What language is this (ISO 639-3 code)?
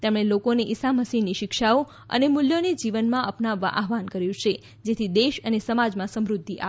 guj